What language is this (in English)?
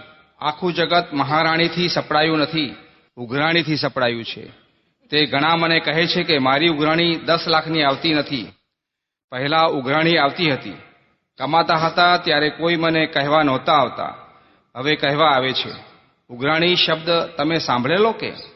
Gujarati